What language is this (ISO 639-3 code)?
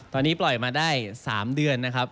tha